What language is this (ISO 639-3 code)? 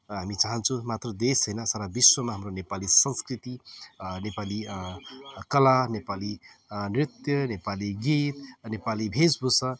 nep